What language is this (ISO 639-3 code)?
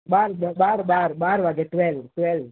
guj